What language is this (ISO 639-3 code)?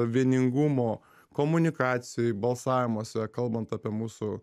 lit